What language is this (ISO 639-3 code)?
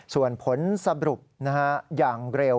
tha